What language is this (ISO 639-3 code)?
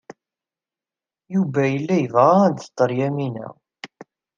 kab